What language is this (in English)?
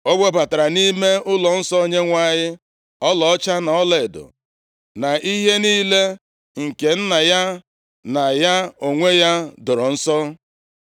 Igbo